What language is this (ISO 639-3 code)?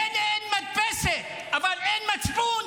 heb